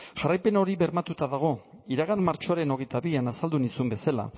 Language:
Basque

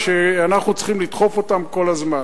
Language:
Hebrew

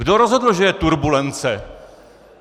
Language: Czech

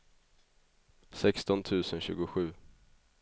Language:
Swedish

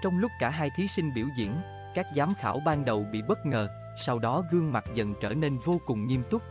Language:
Vietnamese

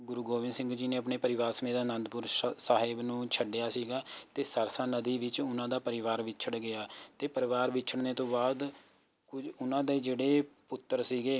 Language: Punjabi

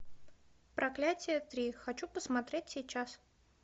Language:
Russian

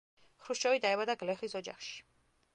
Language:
Georgian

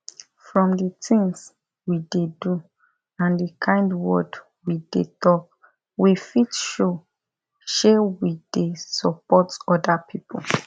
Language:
Nigerian Pidgin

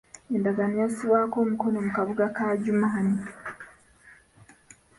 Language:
Ganda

